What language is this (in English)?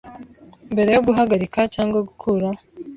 Kinyarwanda